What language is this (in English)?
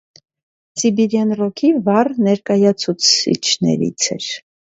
Armenian